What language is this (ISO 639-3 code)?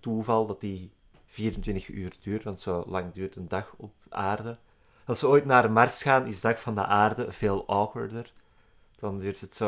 nld